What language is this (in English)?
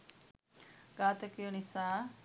Sinhala